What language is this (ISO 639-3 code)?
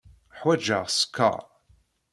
kab